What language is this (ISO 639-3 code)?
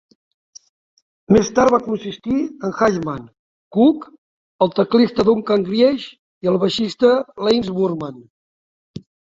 cat